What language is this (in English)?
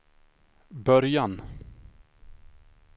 Swedish